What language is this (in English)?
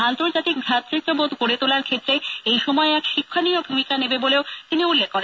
Bangla